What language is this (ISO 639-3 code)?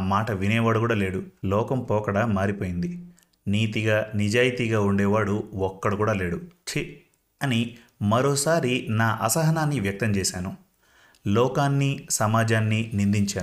tel